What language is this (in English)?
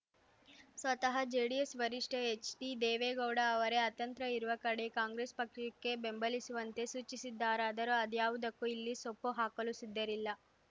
Kannada